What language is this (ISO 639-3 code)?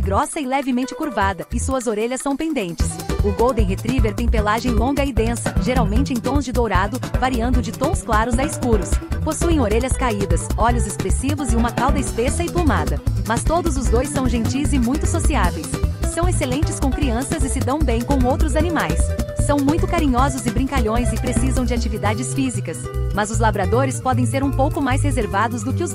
por